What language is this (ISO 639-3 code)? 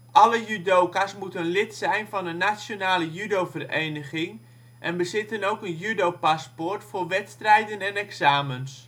nld